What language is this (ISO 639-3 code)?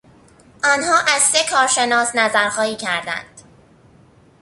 fas